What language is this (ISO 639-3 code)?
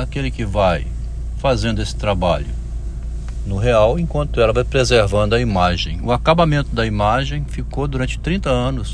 por